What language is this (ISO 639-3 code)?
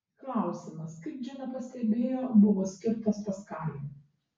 lit